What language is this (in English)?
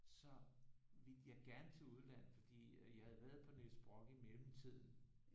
Danish